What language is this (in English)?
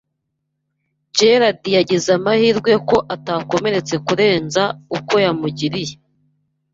Kinyarwanda